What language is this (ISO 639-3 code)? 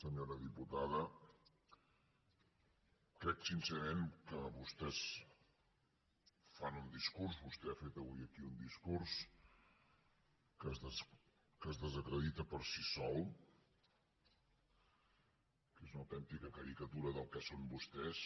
cat